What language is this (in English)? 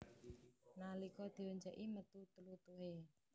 Javanese